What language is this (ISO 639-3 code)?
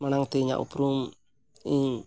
sat